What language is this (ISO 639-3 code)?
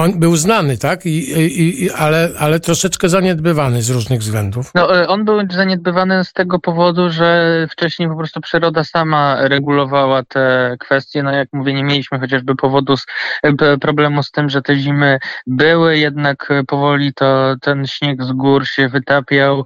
pol